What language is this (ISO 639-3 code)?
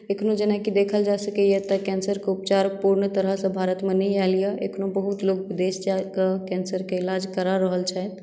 mai